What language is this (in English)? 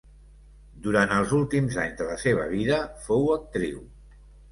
Catalan